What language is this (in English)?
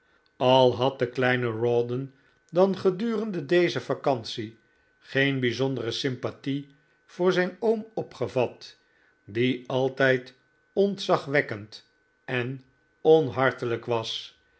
Dutch